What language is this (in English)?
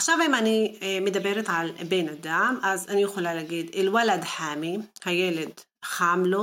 Hebrew